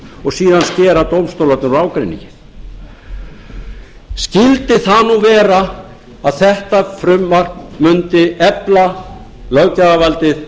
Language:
Icelandic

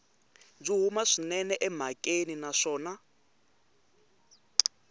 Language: Tsonga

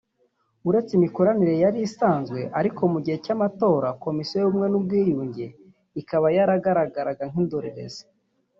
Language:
Kinyarwanda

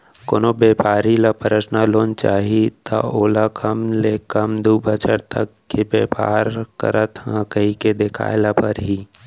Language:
Chhattisgarhi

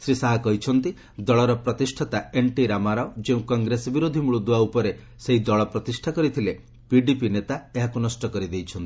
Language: Odia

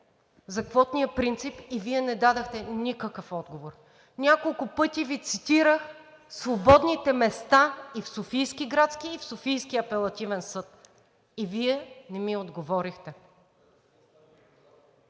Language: Bulgarian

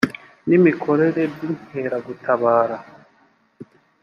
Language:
Kinyarwanda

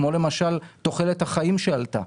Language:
Hebrew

